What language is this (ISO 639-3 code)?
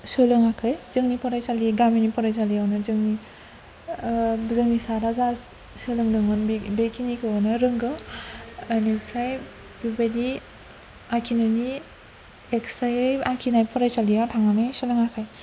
brx